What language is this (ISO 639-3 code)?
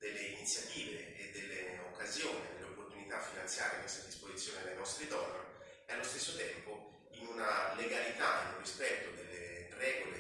ita